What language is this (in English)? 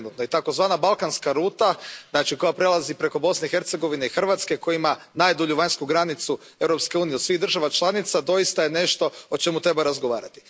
Croatian